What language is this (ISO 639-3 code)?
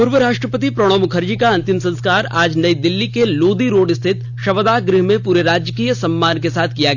hin